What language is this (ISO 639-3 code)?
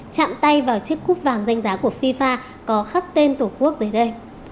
vie